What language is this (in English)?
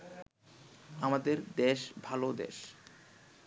Bangla